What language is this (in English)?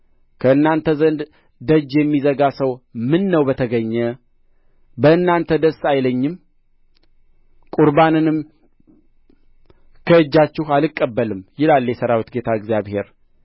Amharic